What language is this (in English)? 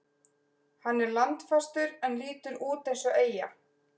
Icelandic